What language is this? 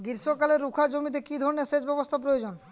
Bangla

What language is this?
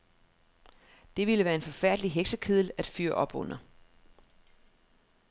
Danish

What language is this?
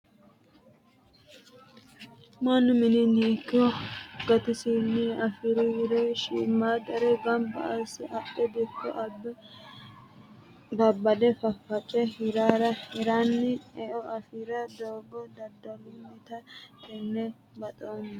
Sidamo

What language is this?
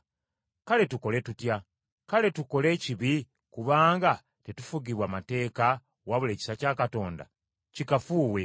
Ganda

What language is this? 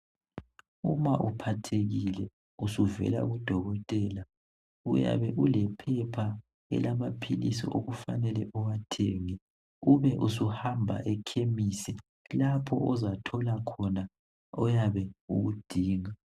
North Ndebele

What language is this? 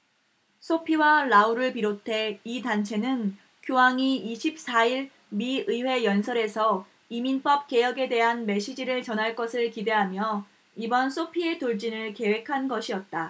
Korean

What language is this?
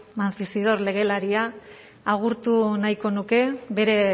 Basque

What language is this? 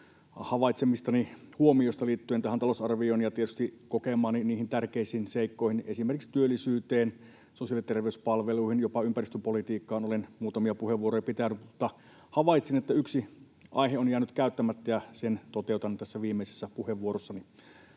Finnish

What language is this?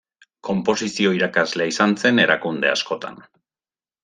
Basque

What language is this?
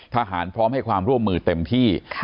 Thai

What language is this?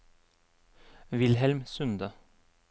Norwegian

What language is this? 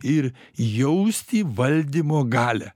Lithuanian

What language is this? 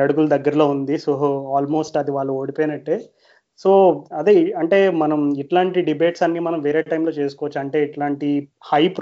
Telugu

